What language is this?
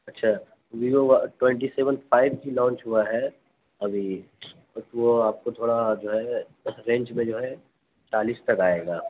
Urdu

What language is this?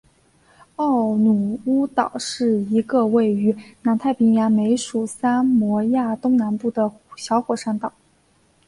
Chinese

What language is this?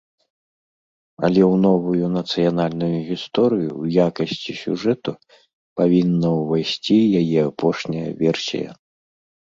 Belarusian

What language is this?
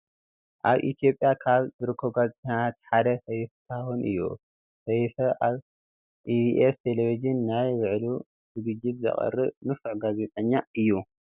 Tigrinya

